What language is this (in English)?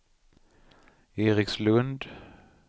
Swedish